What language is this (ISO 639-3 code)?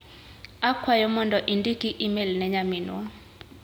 luo